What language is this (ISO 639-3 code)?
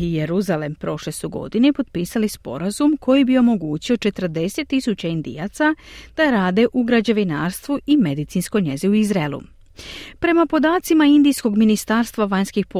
hrv